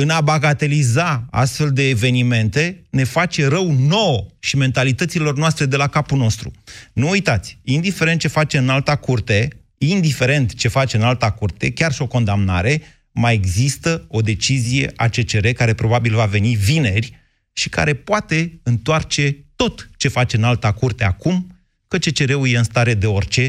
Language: Romanian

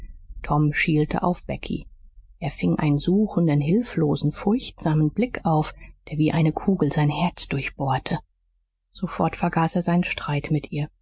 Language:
German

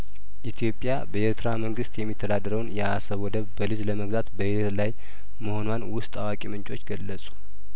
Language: Amharic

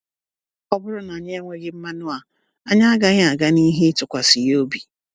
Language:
Igbo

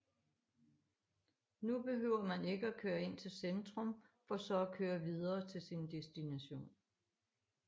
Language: Danish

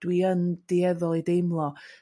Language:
Welsh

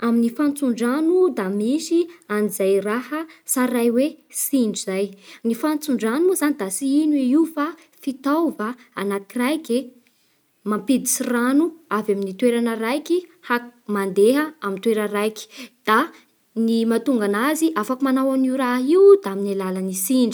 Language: Bara Malagasy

